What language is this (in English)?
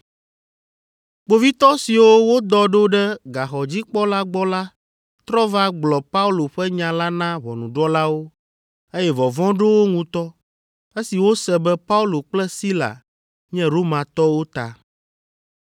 Ewe